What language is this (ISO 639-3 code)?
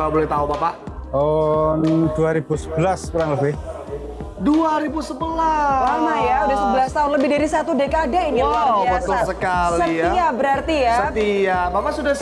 ind